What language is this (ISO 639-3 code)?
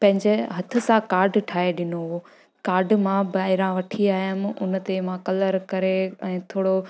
snd